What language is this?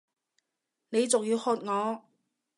Cantonese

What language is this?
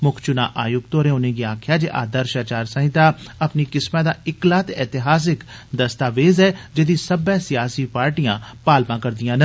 Dogri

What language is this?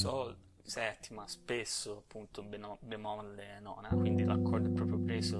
Italian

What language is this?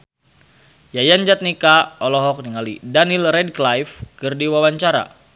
Sundanese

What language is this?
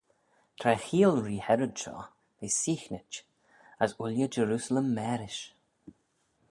Manx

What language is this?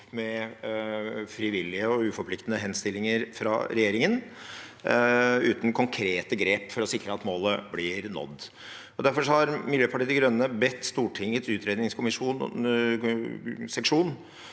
Norwegian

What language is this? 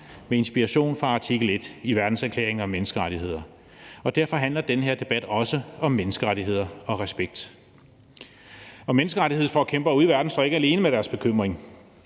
Danish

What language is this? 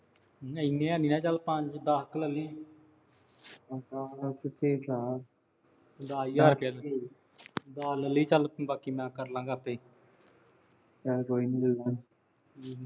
Punjabi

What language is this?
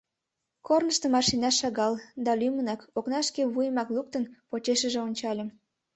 Mari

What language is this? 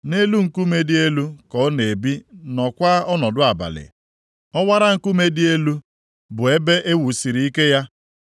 Igbo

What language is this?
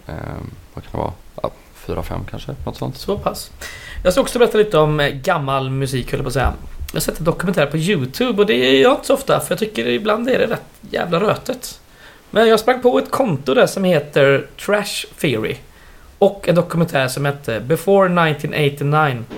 Swedish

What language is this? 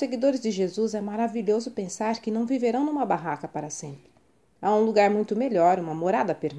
Portuguese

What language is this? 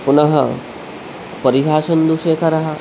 Sanskrit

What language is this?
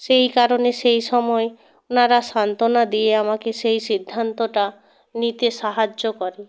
Bangla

